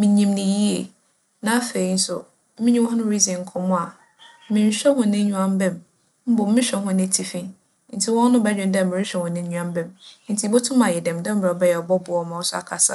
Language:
Akan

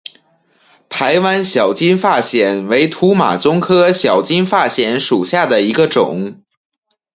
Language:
Chinese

